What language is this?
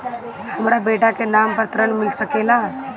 Bhojpuri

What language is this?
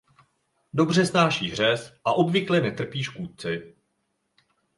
Czech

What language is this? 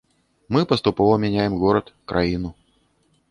Belarusian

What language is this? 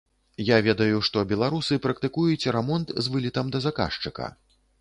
Belarusian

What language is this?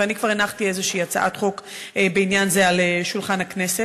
Hebrew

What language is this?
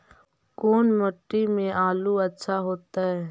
Magahi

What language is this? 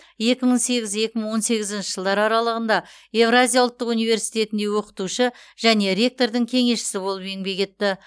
Kazakh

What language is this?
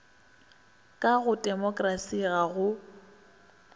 Northern Sotho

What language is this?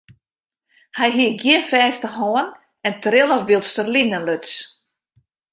Western Frisian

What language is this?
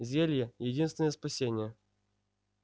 Russian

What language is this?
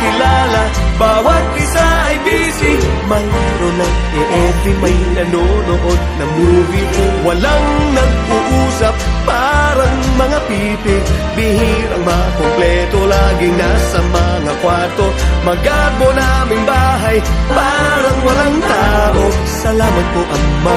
Filipino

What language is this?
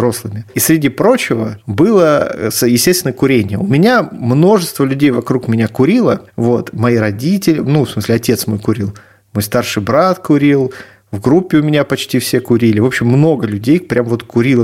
Russian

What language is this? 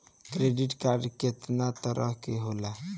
Bhojpuri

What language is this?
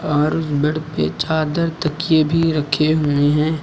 Hindi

